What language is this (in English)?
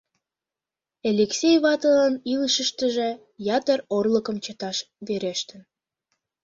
Mari